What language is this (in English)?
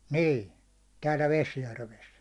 Finnish